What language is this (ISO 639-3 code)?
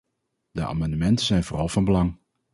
nld